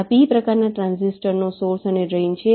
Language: Gujarati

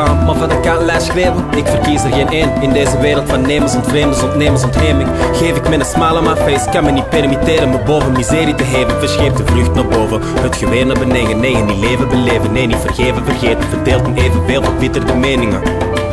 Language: Dutch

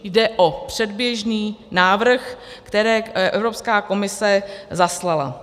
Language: Czech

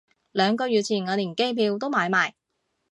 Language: Cantonese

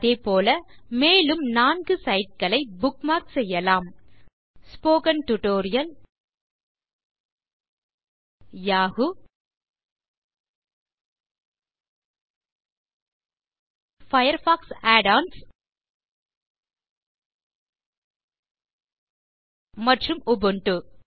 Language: Tamil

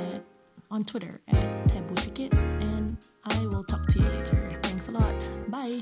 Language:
English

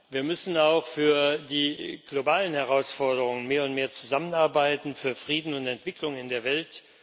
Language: German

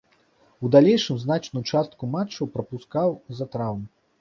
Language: Belarusian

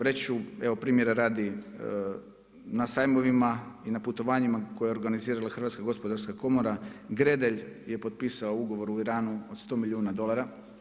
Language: Croatian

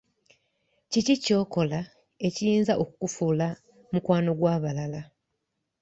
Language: Ganda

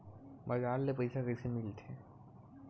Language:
Chhattisgarhi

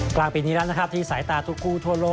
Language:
Thai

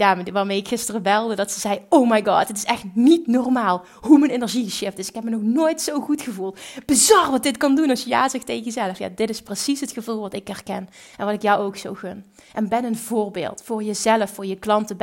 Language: Dutch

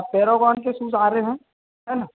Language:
Hindi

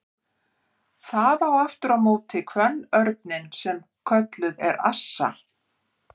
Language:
Icelandic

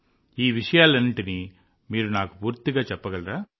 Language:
Telugu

